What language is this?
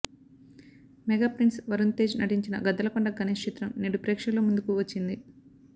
Telugu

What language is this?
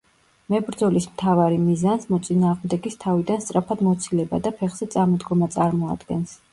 Georgian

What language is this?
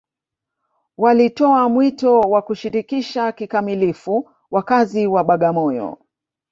Swahili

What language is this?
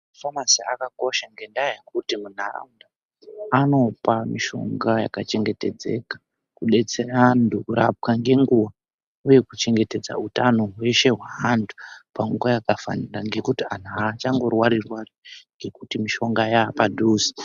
Ndau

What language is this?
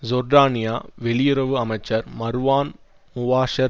Tamil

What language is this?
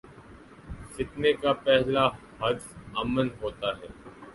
Urdu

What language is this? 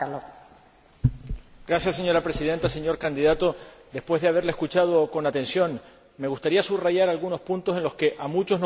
Spanish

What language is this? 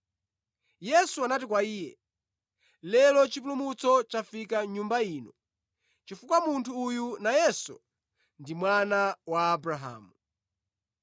Nyanja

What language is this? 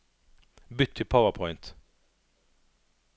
Norwegian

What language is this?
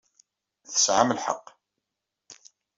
Kabyle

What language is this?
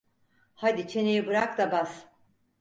Turkish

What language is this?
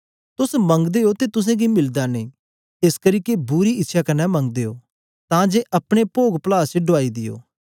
Dogri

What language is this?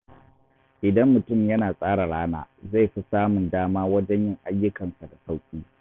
Hausa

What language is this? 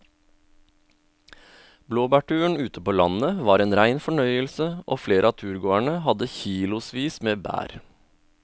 Norwegian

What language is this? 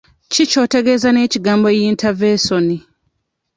Ganda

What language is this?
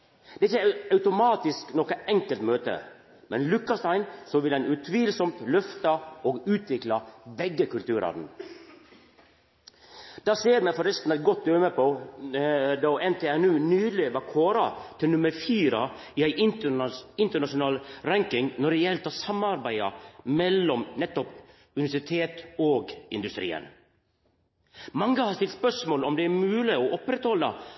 Norwegian Nynorsk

